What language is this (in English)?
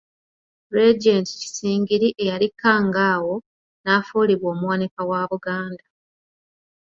Ganda